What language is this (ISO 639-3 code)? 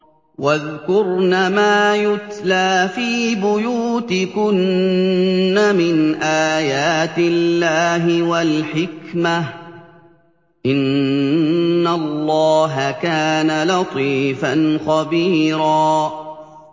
ara